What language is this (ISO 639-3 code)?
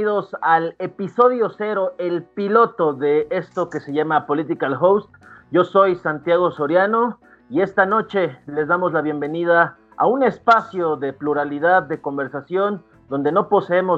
spa